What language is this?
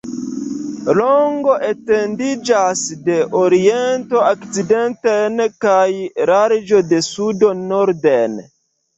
Esperanto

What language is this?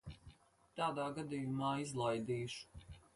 Latvian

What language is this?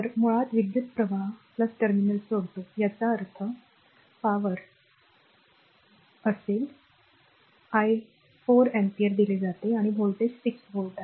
Marathi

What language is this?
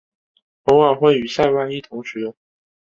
Chinese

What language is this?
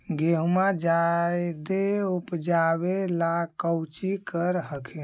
Magahi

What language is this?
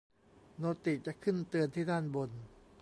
Thai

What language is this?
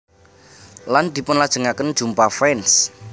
Javanese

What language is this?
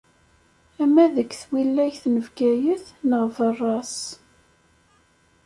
Kabyle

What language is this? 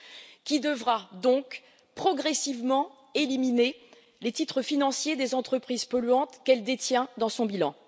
French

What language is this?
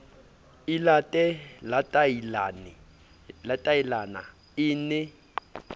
Southern Sotho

